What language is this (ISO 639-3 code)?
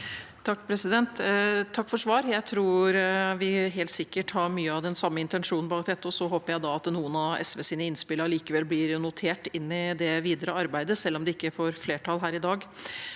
nor